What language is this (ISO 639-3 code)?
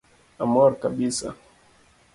luo